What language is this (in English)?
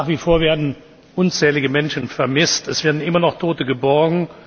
German